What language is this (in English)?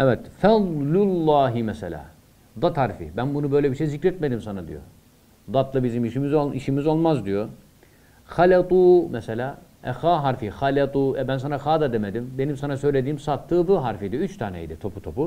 Turkish